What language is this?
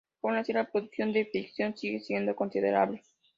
Spanish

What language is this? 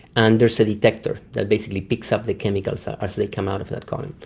English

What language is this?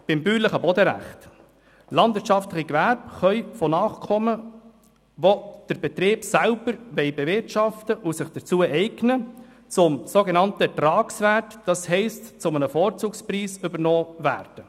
Swiss German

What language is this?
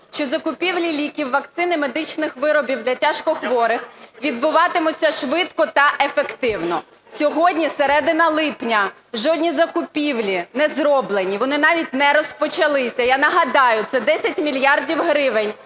Ukrainian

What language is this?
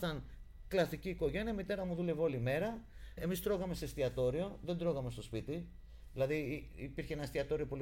Greek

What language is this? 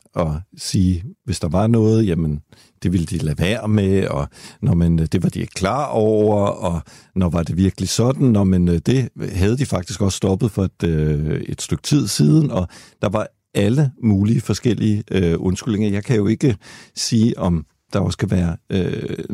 Danish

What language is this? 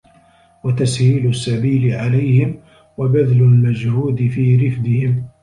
Arabic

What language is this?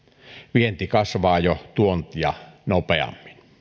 Finnish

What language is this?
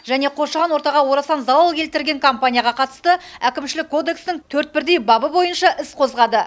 Kazakh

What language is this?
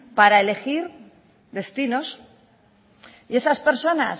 Spanish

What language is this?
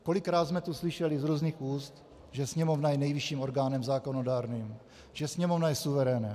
Czech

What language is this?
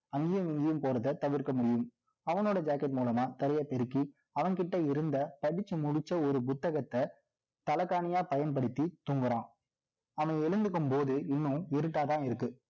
Tamil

